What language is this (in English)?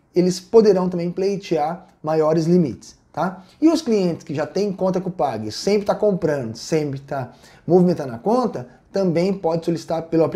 Portuguese